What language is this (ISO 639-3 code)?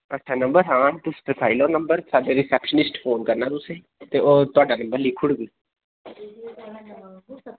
doi